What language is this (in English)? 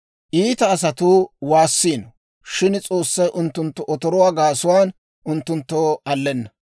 Dawro